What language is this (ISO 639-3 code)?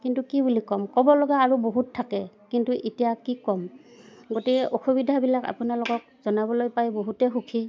asm